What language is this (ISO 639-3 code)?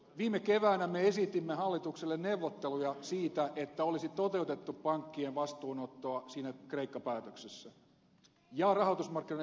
fin